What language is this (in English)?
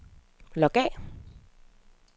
Danish